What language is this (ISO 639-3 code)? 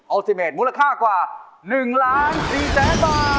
tha